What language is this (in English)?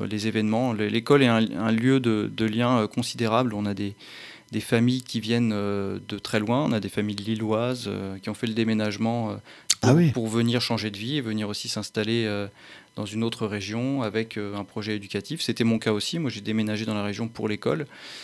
French